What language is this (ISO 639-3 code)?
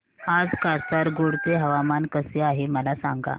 mar